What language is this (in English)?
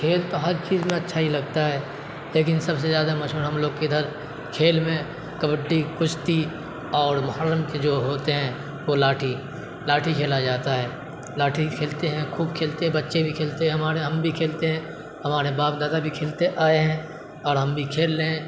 Urdu